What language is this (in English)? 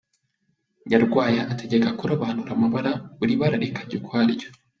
Kinyarwanda